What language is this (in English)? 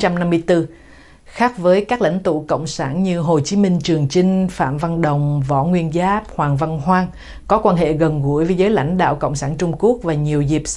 Vietnamese